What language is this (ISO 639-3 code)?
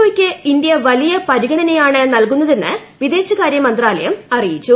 mal